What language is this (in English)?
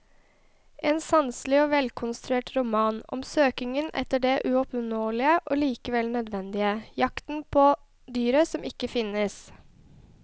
Norwegian